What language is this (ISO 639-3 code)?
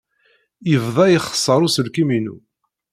kab